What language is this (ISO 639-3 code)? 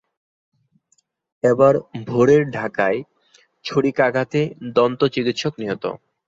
ben